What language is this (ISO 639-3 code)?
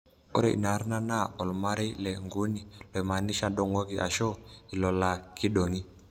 mas